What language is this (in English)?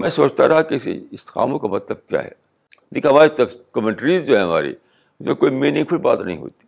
Urdu